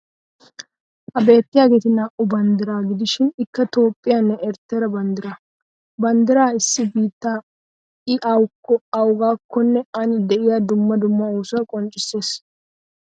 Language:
Wolaytta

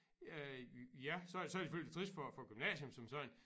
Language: Danish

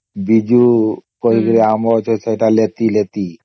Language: Odia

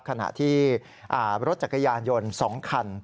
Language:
Thai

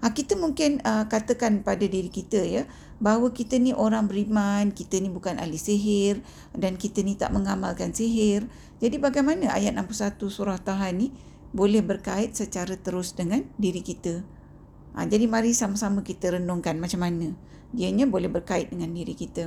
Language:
Malay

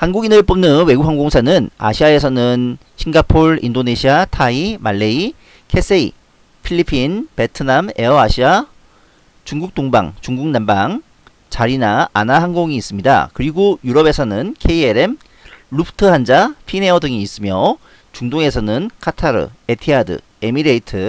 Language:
Korean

